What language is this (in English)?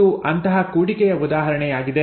Kannada